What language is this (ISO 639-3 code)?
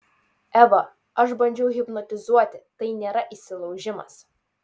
lit